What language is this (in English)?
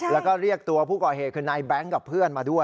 Thai